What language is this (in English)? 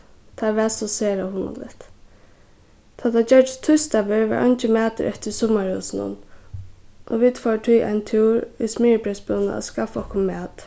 Faroese